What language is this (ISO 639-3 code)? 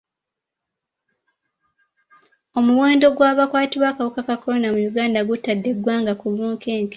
lug